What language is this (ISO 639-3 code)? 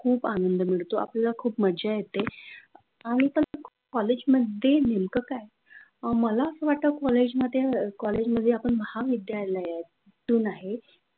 mar